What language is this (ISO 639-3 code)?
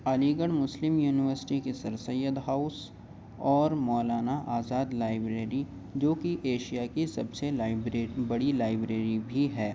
urd